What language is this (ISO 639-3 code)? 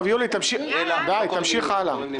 heb